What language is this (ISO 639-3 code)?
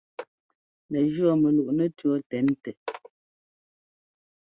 jgo